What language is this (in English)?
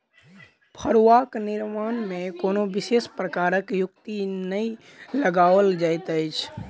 Maithili